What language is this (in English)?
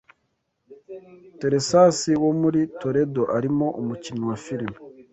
Kinyarwanda